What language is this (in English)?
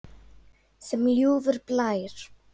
Icelandic